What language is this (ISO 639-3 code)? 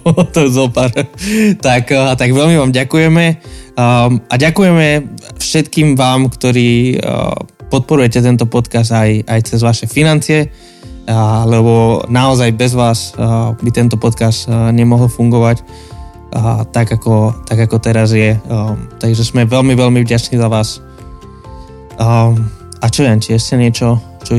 slk